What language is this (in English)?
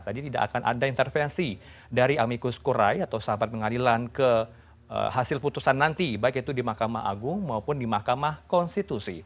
Indonesian